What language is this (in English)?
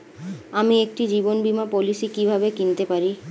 Bangla